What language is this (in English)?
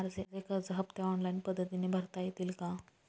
Marathi